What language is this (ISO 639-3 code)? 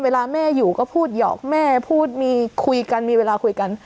tha